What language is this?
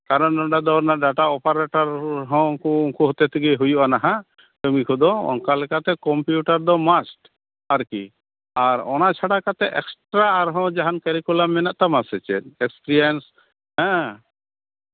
Santali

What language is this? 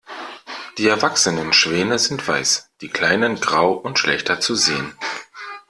German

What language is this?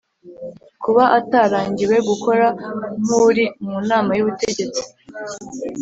Kinyarwanda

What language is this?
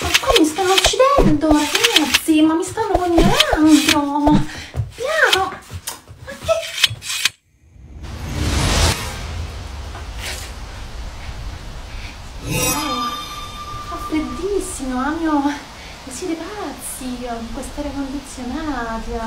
Italian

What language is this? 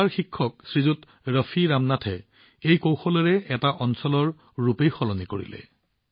Assamese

